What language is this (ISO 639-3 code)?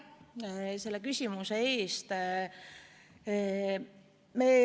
est